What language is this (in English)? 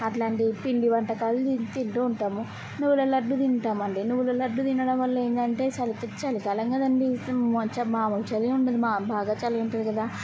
Telugu